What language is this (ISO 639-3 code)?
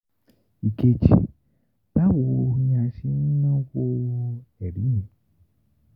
yor